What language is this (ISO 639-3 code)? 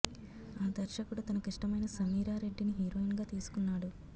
tel